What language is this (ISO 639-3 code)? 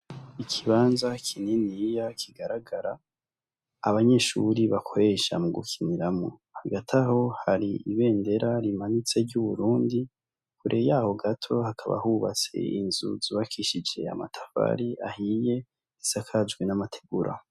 run